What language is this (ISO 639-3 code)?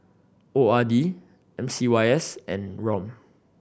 eng